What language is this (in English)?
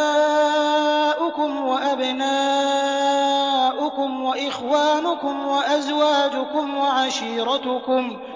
Arabic